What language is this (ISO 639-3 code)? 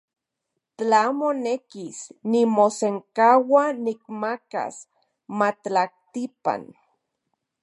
ncx